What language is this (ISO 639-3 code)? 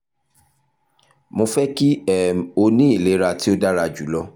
yor